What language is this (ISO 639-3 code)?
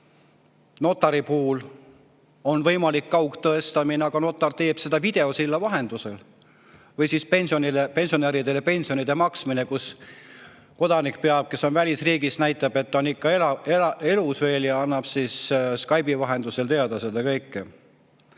est